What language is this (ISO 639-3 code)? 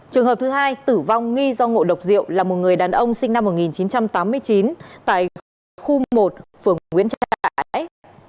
vie